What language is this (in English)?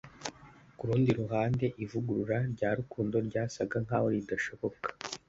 Kinyarwanda